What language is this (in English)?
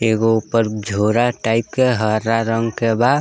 Bhojpuri